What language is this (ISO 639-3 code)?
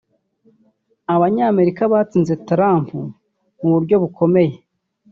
kin